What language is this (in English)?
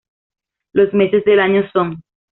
Spanish